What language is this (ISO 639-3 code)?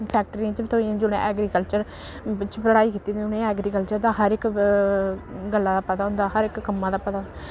doi